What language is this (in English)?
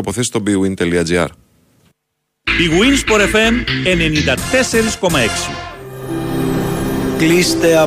Greek